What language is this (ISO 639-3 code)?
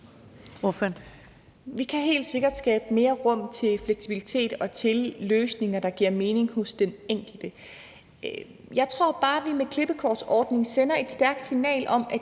dan